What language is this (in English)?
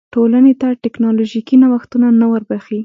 Pashto